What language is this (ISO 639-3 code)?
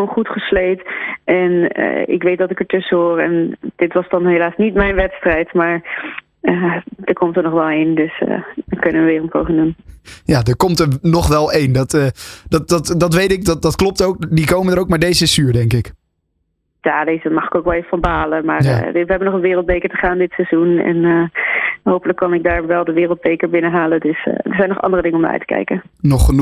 nld